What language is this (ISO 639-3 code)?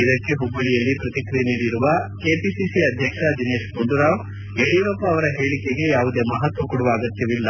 kan